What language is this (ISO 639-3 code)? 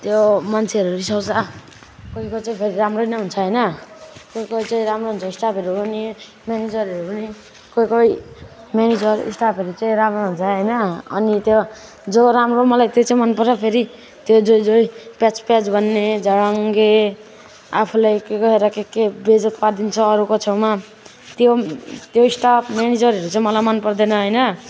nep